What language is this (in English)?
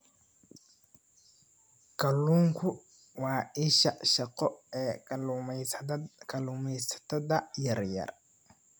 Somali